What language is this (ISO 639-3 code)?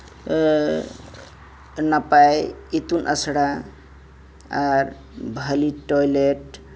sat